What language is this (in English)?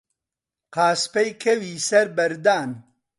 Central Kurdish